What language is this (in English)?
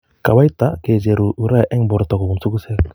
Kalenjin